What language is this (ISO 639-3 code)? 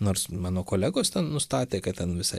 lit